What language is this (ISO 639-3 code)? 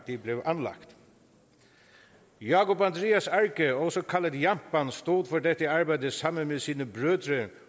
dan